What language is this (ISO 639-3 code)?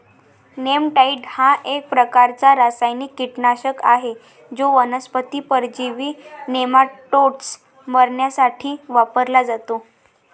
mar